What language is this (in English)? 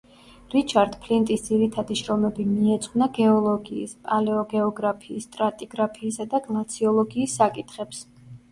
Georgian